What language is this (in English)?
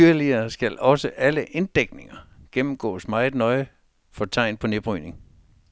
Danish